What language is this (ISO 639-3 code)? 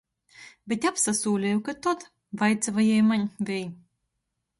ltg